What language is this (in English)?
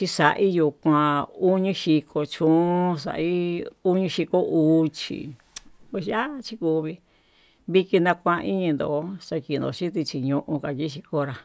Tututepec Mixtec